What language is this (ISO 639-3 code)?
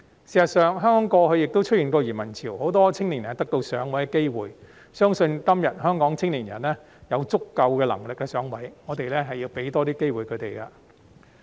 yue